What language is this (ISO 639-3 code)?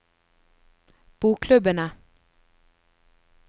nor